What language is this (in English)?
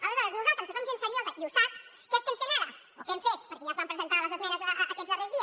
Catalan